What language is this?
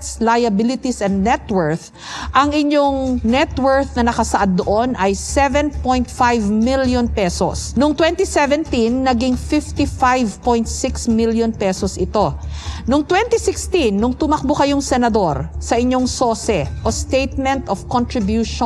Filipino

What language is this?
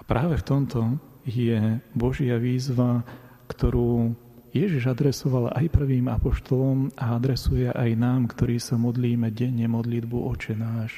Slovak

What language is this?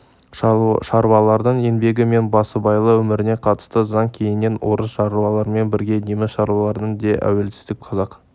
Kazakh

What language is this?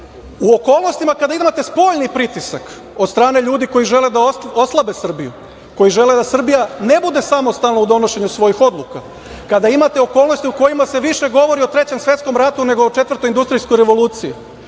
Serbian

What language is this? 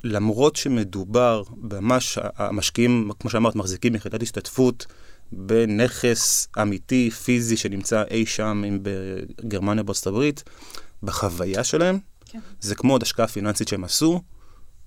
Hebrew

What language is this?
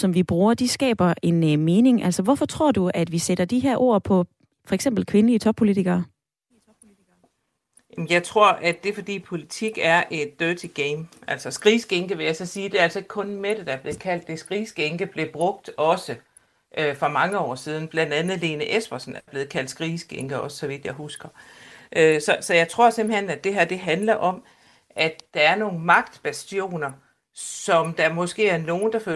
Danish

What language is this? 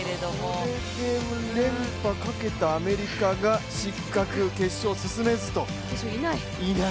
Japanese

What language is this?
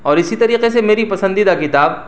Urdu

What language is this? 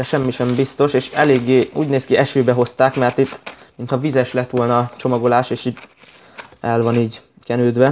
Hungarian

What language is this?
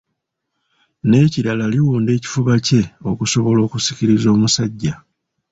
Ganda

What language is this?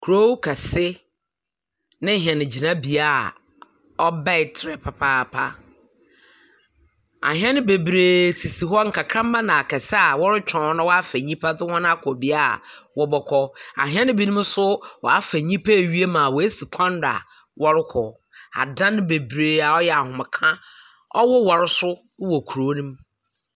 Akan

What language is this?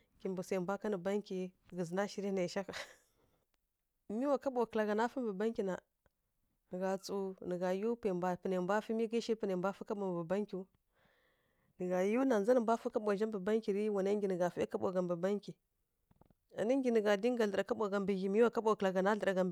Kirya-Konzəl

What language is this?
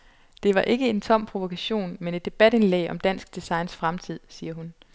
Danish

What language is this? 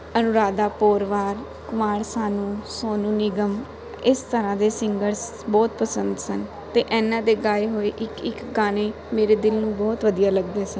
Punjabi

